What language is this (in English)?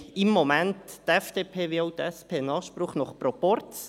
Swiss German